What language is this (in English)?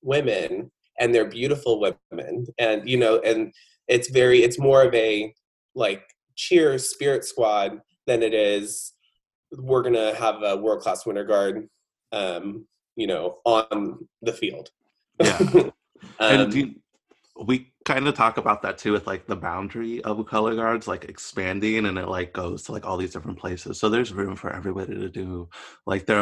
English